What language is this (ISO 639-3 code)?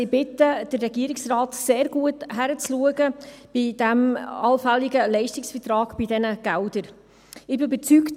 gsw